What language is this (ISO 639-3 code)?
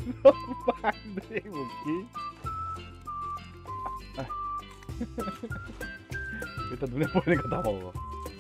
kor